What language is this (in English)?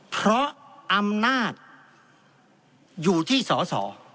Thai